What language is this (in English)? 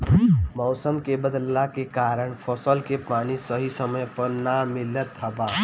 Bhojpuri